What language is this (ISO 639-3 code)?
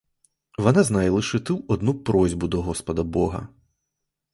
ukr